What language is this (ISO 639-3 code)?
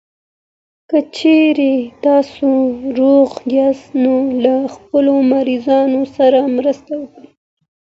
pus